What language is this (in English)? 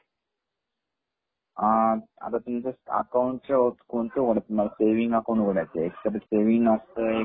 Marathi